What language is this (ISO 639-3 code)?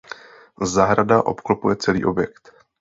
ces